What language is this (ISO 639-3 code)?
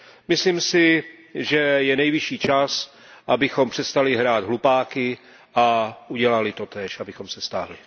ces